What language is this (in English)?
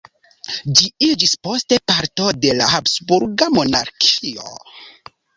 Esperanto